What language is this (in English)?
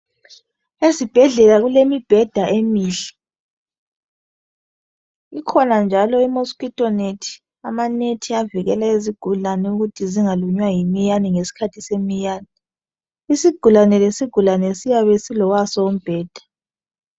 North Ndebele